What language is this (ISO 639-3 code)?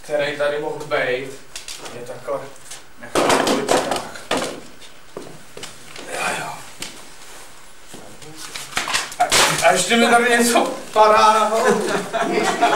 ces